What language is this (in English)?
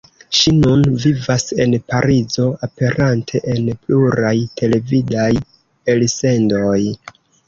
Esperanto